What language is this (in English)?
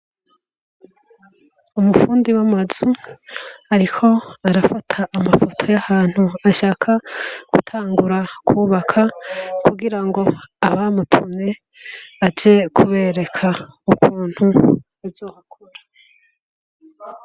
Rundi